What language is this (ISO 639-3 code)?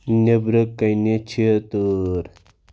kas